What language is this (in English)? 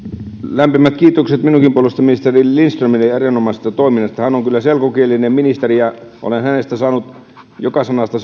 Finnish